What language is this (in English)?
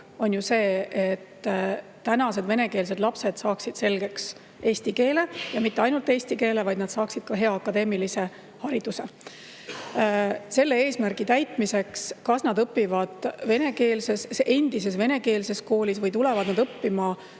Estonian